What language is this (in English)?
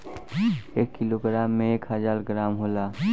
Bhojpuri